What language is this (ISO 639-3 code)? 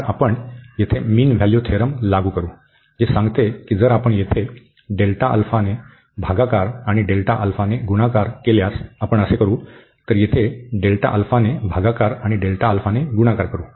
mar